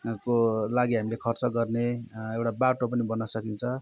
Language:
Nepali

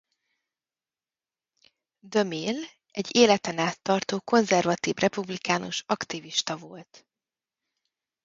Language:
Hungarian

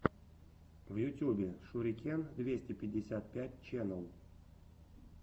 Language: Russian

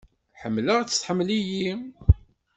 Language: Kabyle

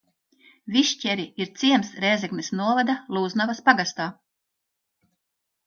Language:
Latvian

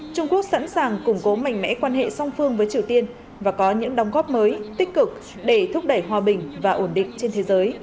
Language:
Vietnamese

